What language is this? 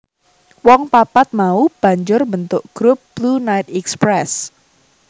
Javanese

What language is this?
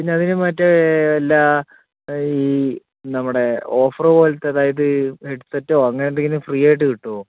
Malayalam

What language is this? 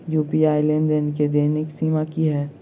Maithili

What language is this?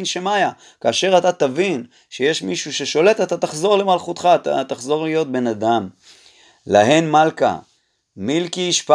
Hebrew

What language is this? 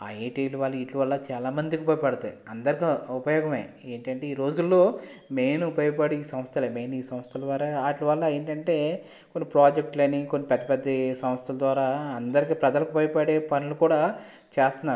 Telugu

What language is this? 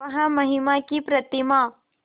Hindi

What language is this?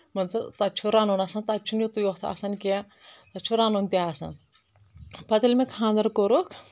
Kashmiri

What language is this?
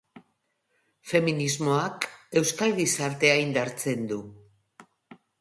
Basque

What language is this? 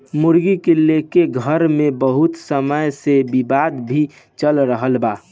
Bhojpuri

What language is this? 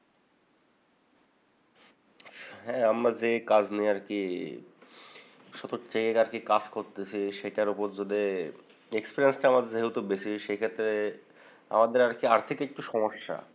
Bangla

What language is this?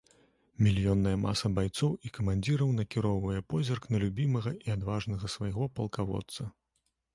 Belarusian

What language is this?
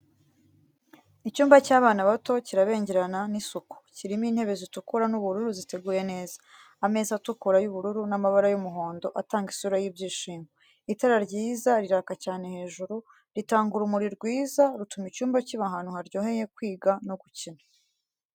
Kinyarwanda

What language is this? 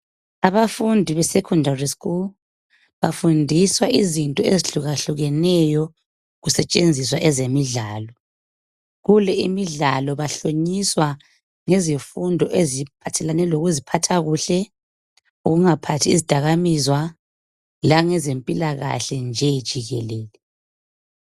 North Ndebele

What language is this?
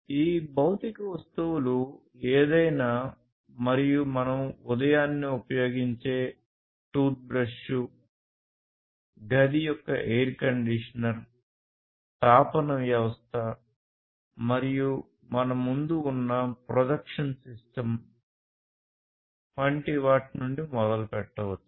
Telugu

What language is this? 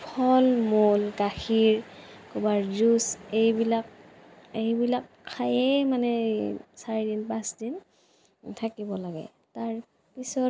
Assamese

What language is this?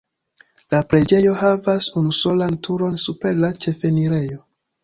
Esperanto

